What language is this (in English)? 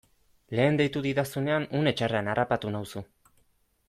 Basque